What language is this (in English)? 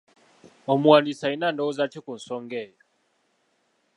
Ganda